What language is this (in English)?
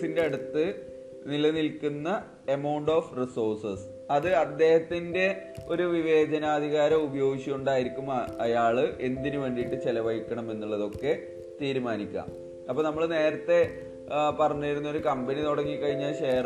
Malayalam